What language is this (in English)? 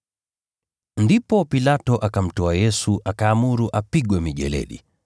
Swahili